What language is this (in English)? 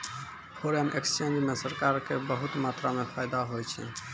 Maithili